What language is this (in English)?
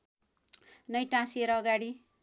Nepali